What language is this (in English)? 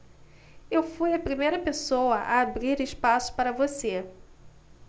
Portuguese